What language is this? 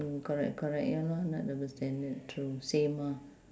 English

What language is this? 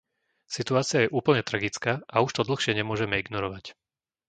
Slovak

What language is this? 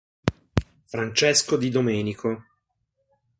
Italian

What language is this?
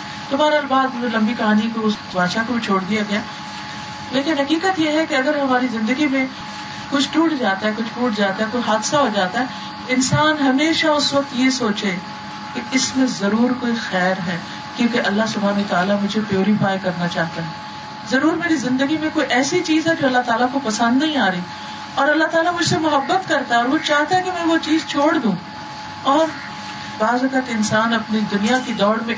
Urdu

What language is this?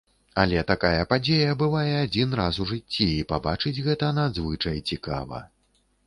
Belarusian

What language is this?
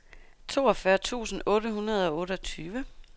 Danish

